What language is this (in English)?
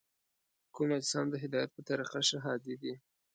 Pashto